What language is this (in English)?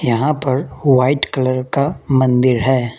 Hindi